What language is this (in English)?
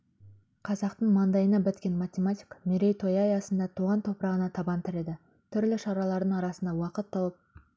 Kazakh